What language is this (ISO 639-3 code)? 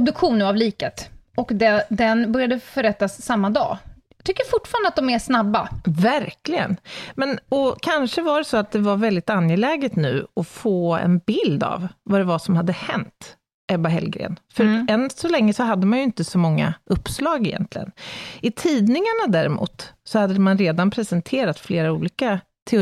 swe